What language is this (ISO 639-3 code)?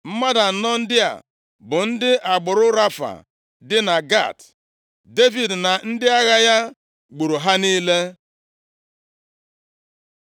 ibo